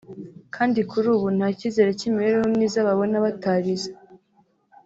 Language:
Kinyarwanda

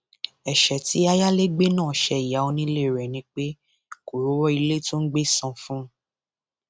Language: Yoruba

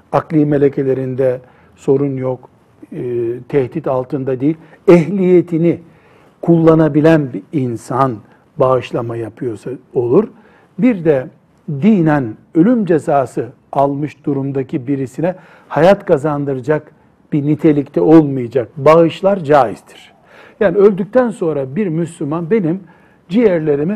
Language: Turkish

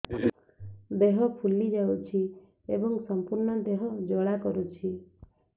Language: Odia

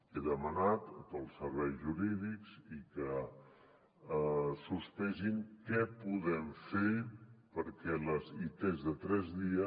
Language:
Catalan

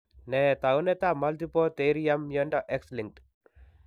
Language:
Kalenjin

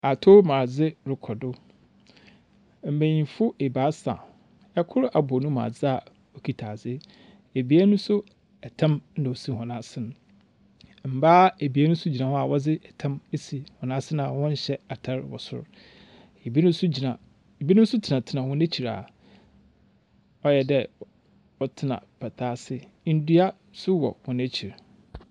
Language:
Akan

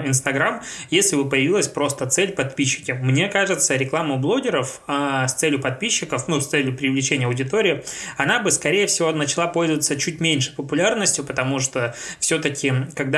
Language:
Russian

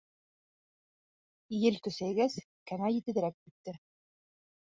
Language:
Bashkir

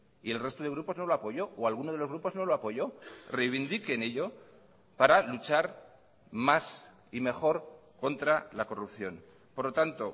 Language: Spanish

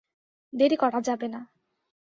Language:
Bangla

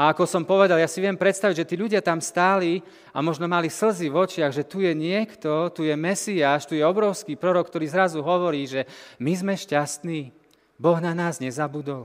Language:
Slovak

